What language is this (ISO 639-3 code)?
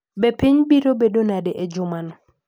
luo